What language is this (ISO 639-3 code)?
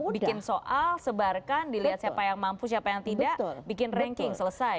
ind